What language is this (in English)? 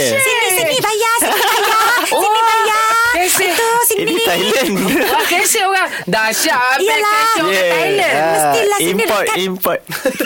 Malay